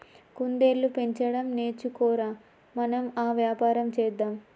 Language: Telugu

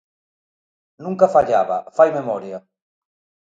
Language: Galician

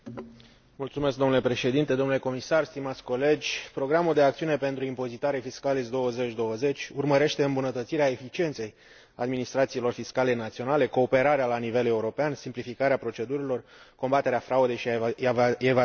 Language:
Romanian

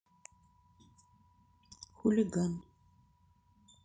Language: Russian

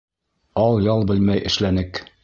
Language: Bashkir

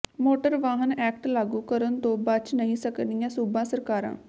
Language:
Punjabi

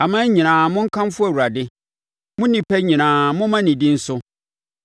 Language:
Akan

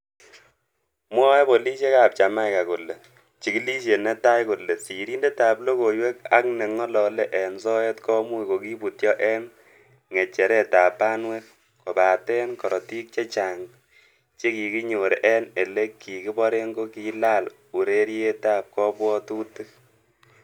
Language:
Kalenjin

